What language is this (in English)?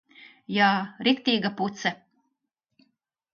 Latvian